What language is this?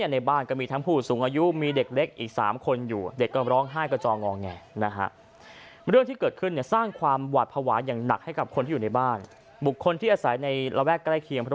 Thai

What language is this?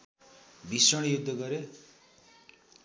Nepali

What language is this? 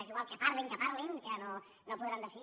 Catalan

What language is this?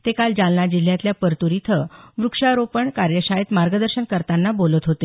Marathi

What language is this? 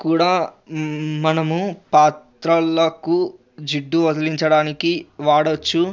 Telugu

